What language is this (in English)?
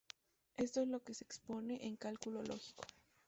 Spanish